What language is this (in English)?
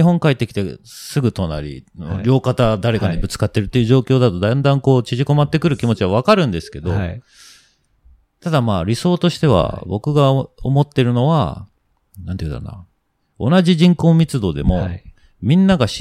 Japanese